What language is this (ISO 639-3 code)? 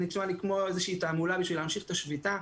heb